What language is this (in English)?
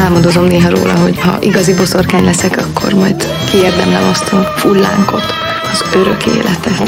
Hungarian